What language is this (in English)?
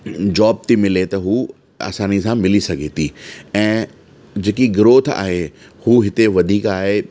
Sindhi